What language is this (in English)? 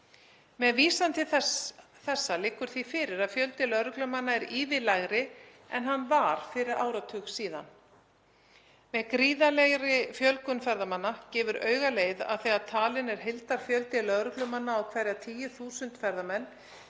Icelandic